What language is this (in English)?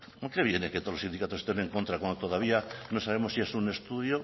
Spanish